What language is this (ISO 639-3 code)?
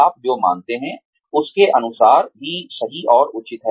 hin